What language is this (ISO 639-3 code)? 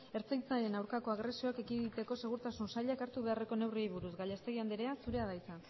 eus